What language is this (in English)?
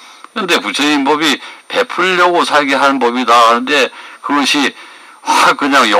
Korean